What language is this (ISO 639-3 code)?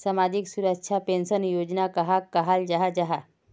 mag